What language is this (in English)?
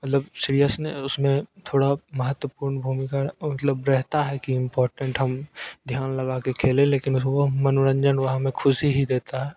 Hindi